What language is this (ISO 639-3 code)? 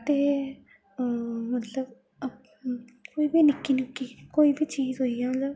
doi